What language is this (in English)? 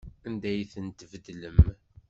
Kabyle